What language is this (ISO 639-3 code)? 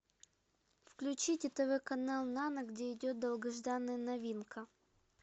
rus